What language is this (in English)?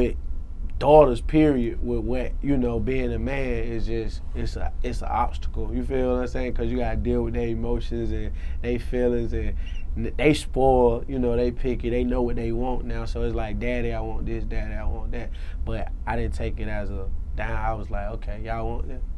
English